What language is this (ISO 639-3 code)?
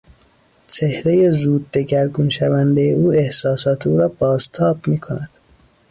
fas